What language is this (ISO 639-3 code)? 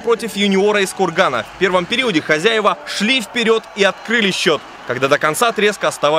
rus